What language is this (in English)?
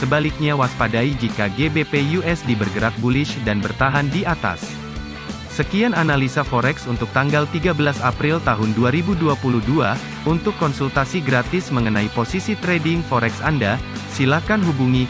Indonesian